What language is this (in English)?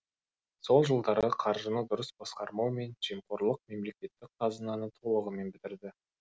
Kazakh